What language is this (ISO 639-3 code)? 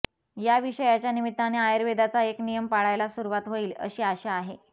mar